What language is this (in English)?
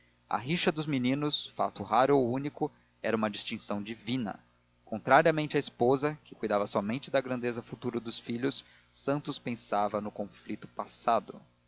Portuguese